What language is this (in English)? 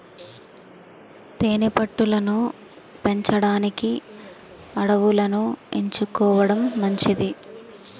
Telugu